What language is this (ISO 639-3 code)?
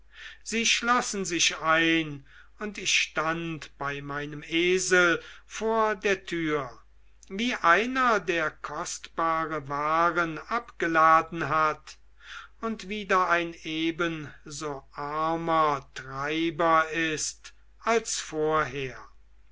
deu